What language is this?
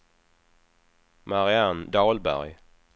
Swedish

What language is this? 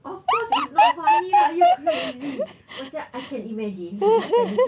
English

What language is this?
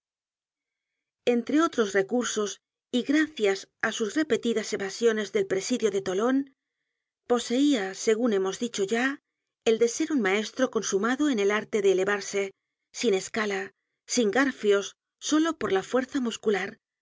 Spanish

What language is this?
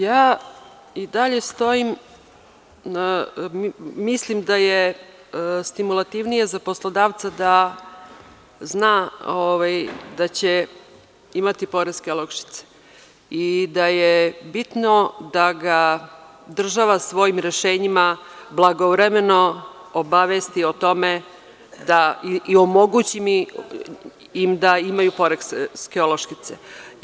Serbian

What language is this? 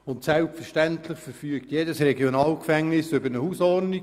Swiss German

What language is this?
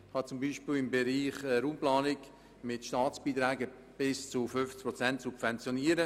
Swiss German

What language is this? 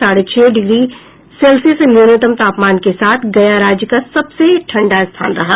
Hindi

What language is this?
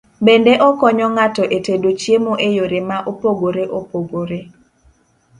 Luo (Kenya and Tanzania)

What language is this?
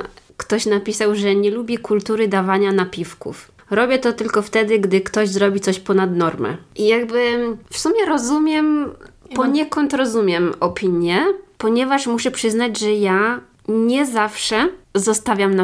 Polish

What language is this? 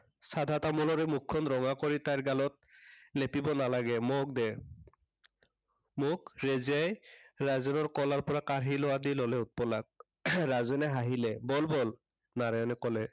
Assamese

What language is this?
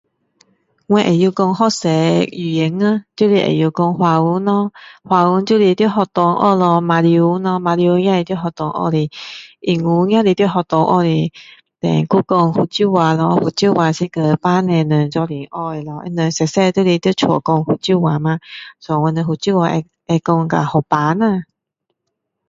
Min Dong Chinese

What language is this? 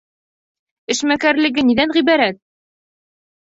Bashkir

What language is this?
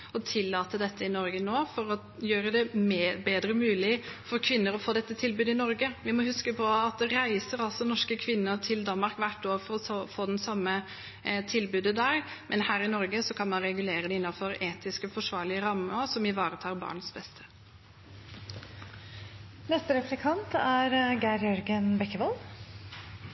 Norwegian Bokmål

